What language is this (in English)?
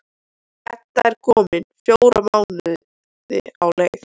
Icelandic